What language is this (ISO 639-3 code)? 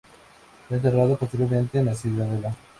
spa